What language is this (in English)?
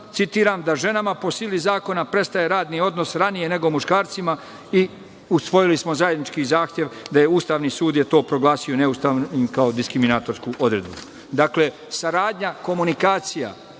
Serbian